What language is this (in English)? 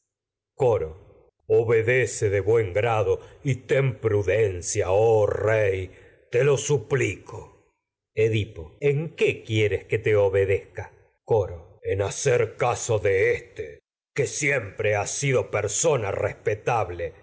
Spanish